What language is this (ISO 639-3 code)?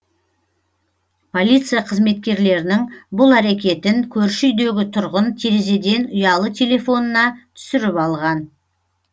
kaz